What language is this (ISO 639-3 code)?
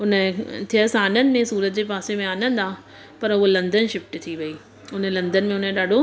snd